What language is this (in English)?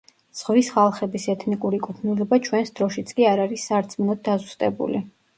Georgian